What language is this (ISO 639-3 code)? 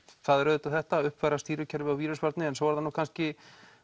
isl